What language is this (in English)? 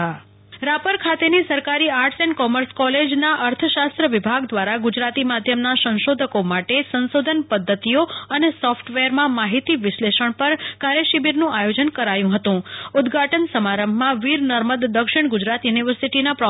Gujarati